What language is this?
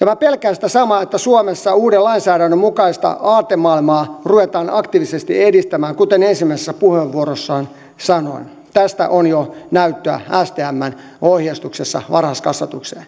Finnish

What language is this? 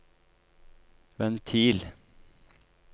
Norwegian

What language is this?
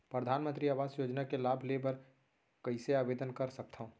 Chhattisgarhi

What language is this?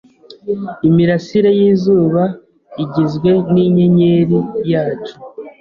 Kinyarwanda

